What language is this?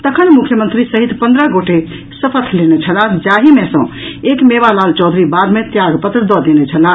Maithili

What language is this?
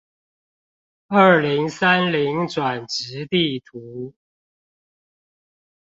Chinese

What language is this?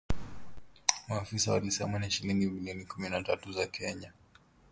Swahili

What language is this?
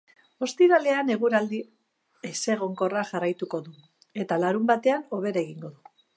Basque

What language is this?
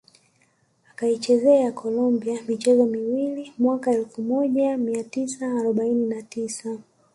Swahili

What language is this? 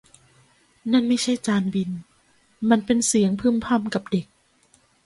Thai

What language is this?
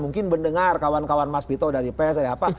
Indonesian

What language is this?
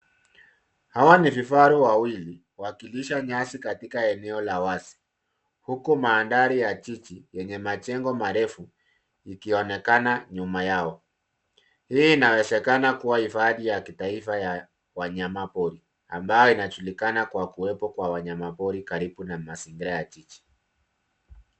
Swahili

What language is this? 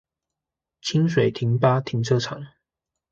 Chinese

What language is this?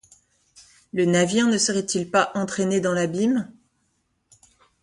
French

